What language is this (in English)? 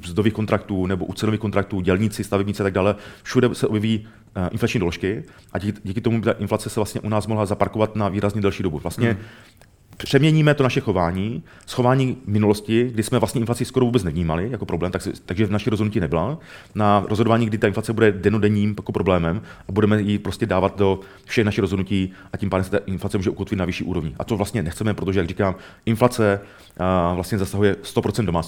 Czech